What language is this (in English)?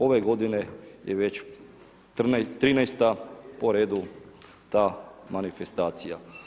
Croatian